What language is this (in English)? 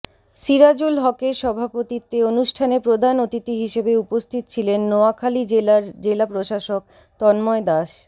Bangla